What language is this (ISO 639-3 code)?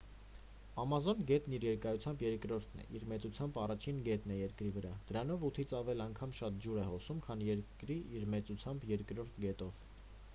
hye